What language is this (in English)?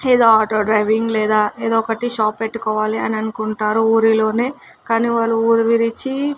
Telugu